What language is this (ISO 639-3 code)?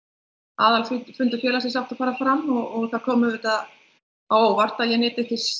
isl